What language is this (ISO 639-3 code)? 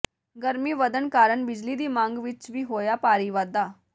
pan